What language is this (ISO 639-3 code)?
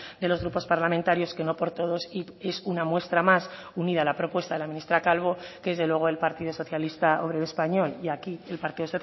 spa